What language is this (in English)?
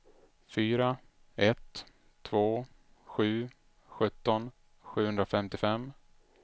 Swedish